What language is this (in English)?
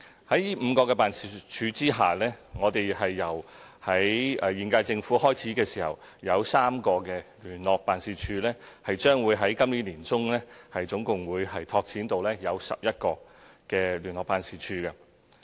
Cantonese